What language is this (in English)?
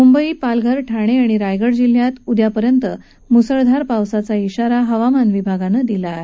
Marathi